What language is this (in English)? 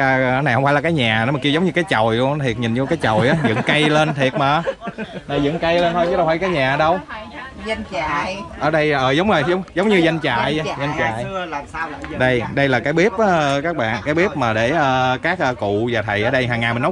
Vietnamese